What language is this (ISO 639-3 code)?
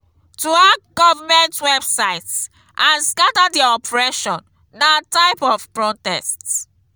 pcm